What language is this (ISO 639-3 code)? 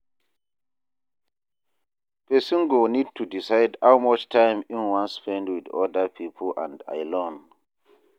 pcm